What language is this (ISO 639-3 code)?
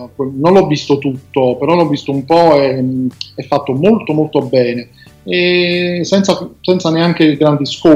ita